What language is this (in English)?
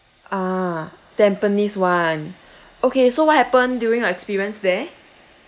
English